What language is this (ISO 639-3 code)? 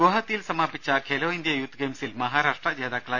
mal